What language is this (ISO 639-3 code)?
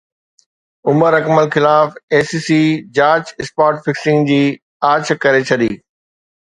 snd